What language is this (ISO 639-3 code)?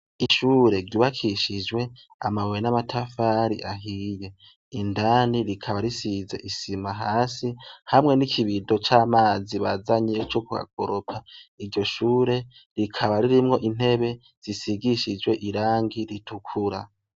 run